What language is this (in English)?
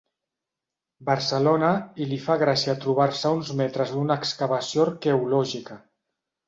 Catalan